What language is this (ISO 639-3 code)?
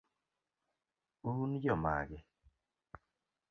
luo